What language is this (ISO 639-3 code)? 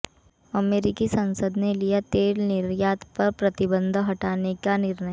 hin